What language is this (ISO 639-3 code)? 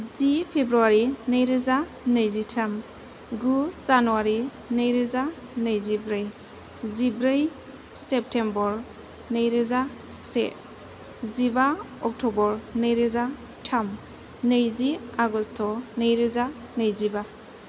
brx